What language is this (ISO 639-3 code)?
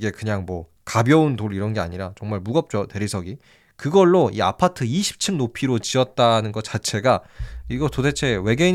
kor